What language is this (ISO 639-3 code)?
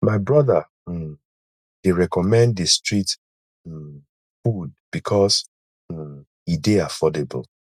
pcm